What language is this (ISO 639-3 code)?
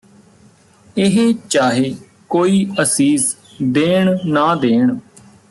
pan